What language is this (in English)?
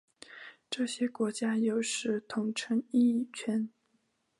Chinese